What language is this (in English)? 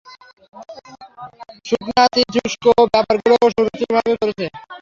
Bangla